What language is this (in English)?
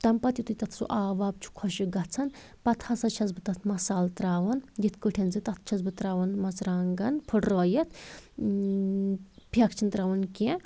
Kashmiri